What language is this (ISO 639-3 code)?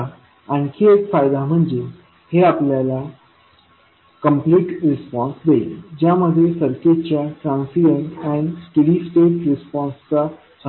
mar